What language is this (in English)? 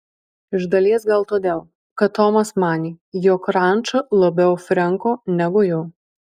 Lithuanian